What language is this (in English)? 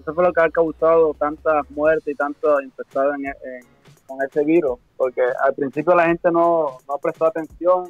Spanish